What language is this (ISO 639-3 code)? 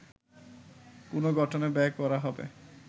ben